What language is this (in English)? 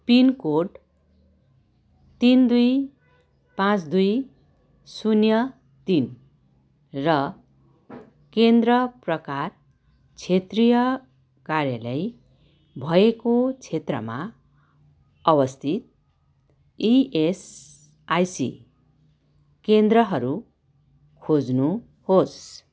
Nepali